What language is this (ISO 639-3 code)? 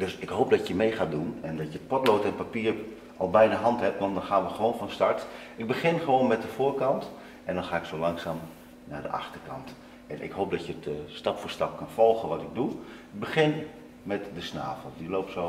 nld